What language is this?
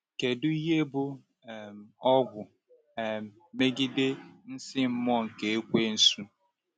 Igbo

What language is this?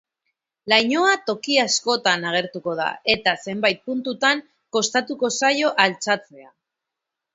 Basque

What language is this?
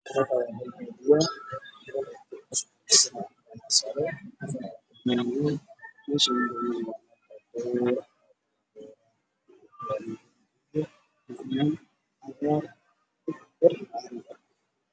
Somali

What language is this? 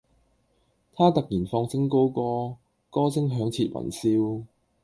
Cantonese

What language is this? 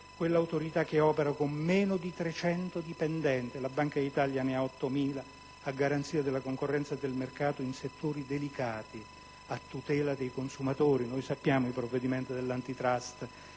Italian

